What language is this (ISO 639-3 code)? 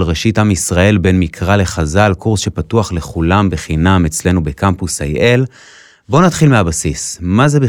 heb